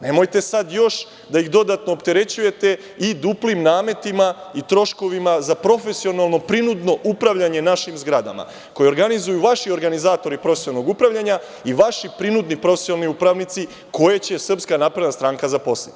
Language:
Serbian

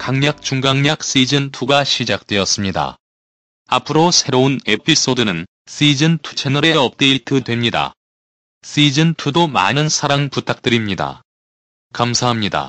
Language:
Korean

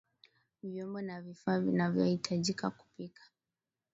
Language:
Swahili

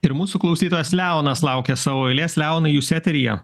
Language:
Lithuanian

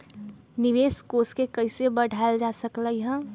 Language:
Magahi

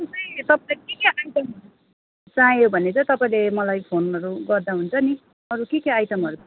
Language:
Nepali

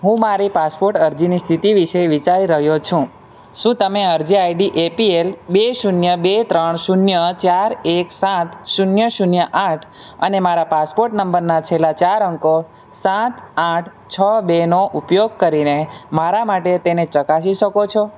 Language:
Gujarati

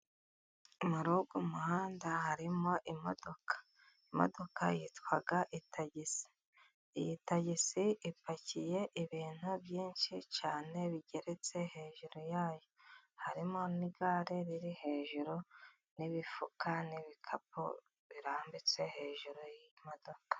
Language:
Kinyarwanda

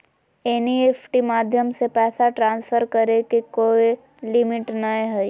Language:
Magahi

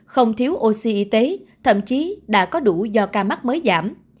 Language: Vietnamese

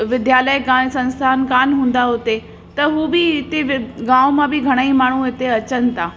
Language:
Sindhi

